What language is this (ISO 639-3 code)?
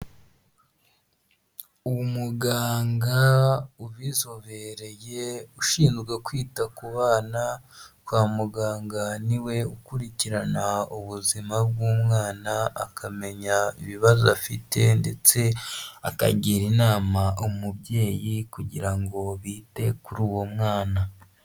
kin